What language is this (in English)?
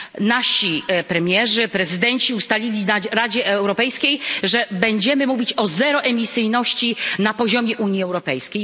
Polish